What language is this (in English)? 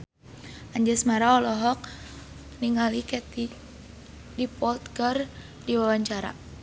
Sundanese